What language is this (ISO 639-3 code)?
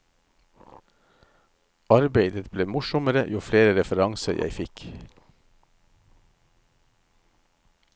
nor